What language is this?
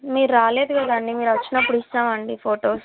Telugu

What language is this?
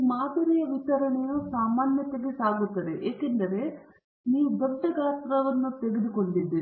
Kannada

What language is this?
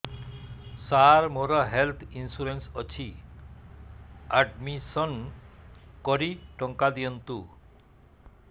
Odia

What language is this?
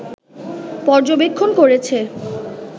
Bangla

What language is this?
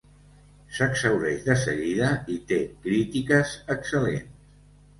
Catalan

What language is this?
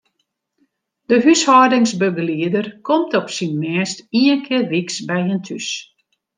Western Frisian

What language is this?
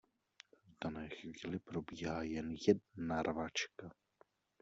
Czech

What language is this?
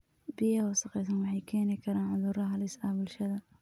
Somali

